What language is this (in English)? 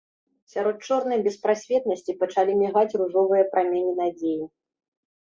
Belarusian